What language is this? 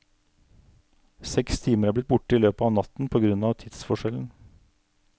Norwegian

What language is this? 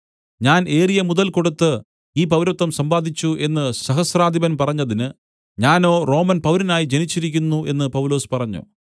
Malayalam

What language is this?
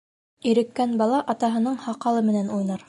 Bashkir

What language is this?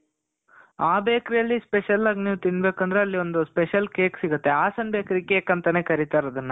Kannada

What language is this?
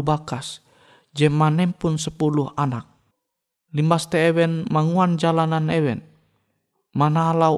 Indonesian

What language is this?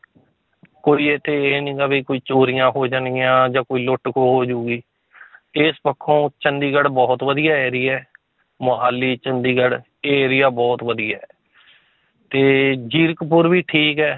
Punjabi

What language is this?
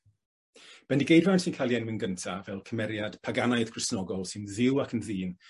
Welsh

